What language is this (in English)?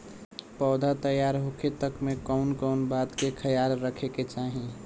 Bhojpuri